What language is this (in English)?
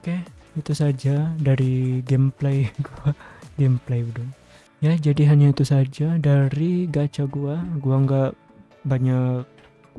Indonesian